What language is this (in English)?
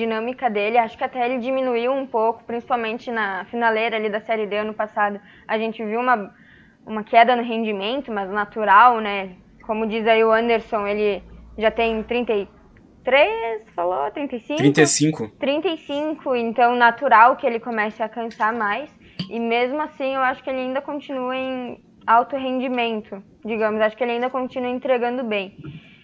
Portuguese